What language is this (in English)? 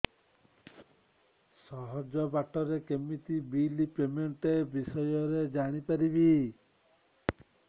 Odia